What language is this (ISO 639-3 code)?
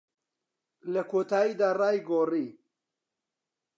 ckb